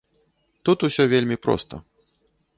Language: Belarusian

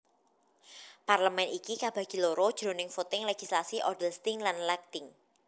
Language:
Javanese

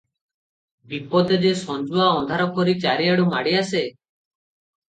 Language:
Odia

